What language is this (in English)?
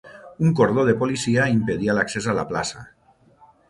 Catalan